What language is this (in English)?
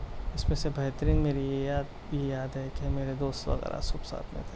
Urdu